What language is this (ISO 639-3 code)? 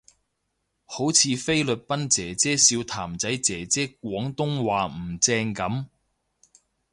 yue